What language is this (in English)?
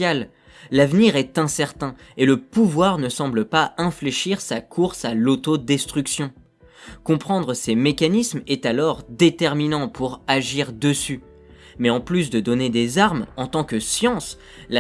French